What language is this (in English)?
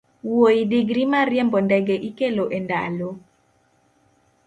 Luo (Kenya and Tanzania)